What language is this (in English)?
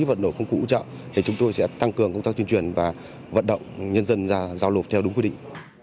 Vietnamese